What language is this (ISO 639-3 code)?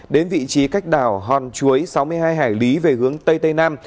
vie